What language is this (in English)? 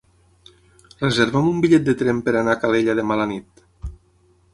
Catalan